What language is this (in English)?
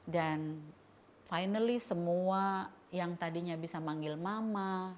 Indonesian